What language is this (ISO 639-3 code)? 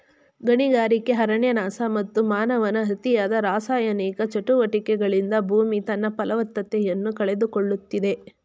kan